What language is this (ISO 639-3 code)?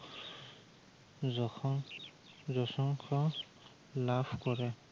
asm